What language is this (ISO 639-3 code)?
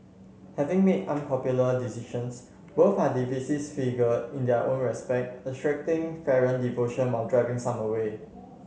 eng